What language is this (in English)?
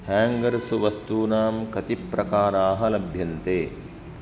Sanskrit